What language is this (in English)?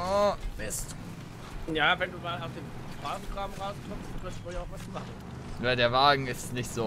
German